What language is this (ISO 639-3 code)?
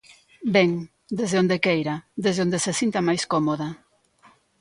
glg